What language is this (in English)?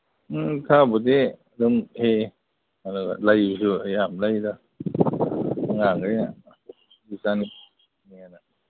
Manipuri